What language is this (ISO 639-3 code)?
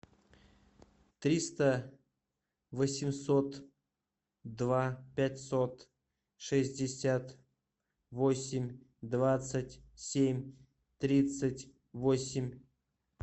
rus